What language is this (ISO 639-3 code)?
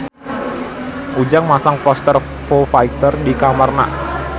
sun